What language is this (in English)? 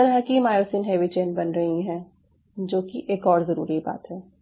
Hindi